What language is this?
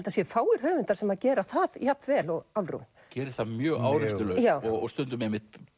Icelandic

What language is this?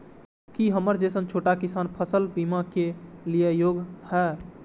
Maithili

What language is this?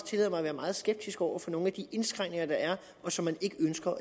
Danish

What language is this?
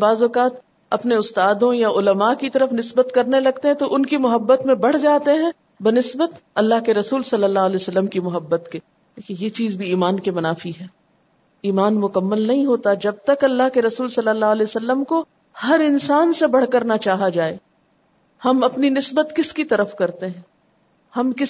Urdu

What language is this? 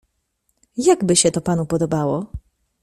Polish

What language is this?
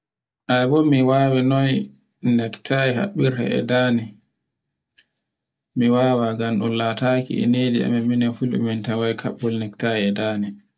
Borgu Fulfulde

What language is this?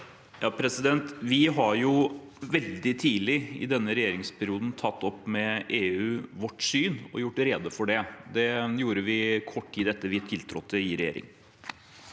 Norwegian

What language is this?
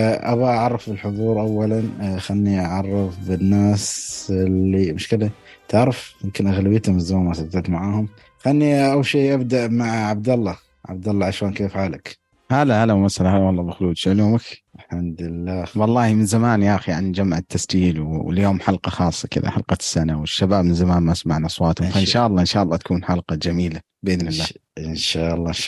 Arabic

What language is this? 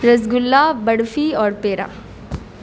Urdu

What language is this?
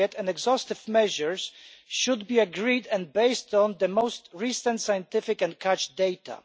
English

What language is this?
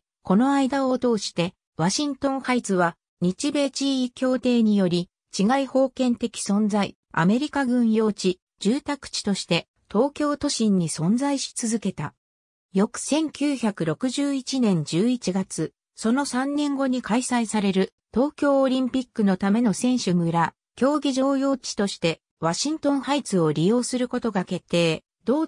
Japanese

